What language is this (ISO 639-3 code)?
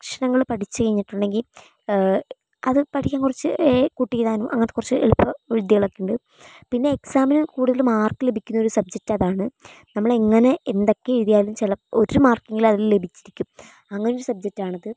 mal